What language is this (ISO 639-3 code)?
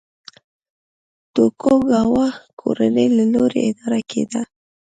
pus